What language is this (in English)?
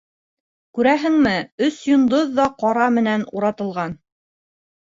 Bashkir